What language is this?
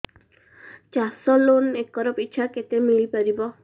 Odia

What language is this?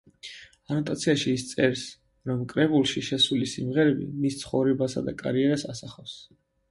Georgian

